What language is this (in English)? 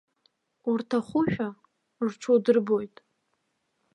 Abkhazian